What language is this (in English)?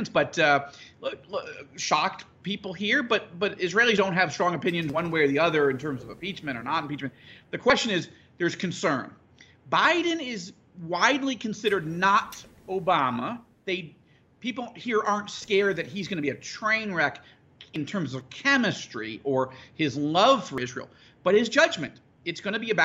English